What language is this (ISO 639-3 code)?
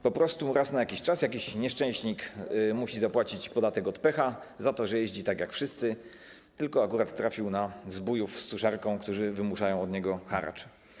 pol